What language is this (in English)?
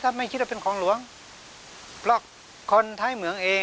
Thai